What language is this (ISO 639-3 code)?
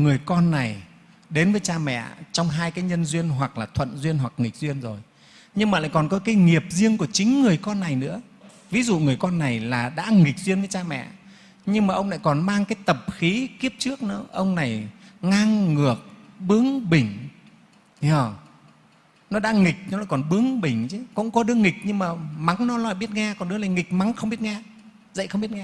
vie